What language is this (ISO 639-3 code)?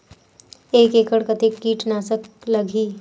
hne